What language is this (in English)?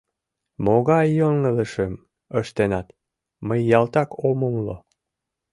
Mari